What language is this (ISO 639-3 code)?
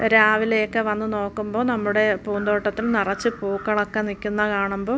mal